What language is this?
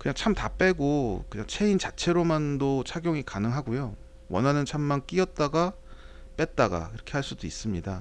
Korean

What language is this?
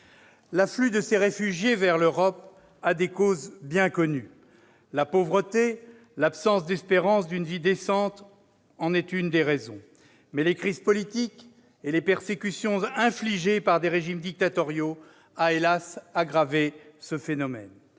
French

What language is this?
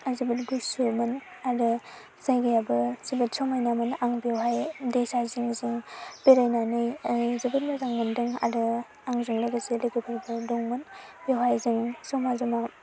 Bodo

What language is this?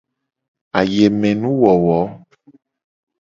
Gen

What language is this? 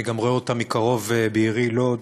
Hebrew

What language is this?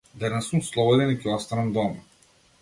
Macedonian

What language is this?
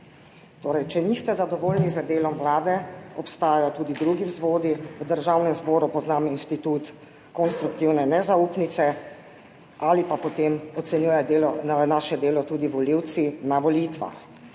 Slovenian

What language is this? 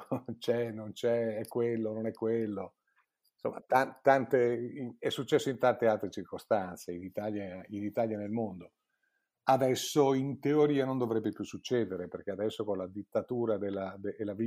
Italian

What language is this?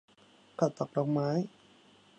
Thai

